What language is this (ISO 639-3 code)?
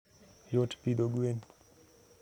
luo